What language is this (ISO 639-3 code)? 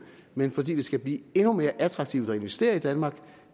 dan